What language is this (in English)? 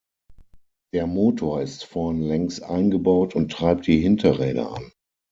German